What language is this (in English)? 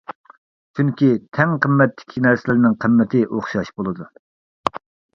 Uyghur